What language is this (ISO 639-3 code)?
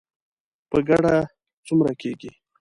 pus